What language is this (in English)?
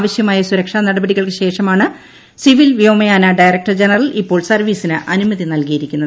Malayalam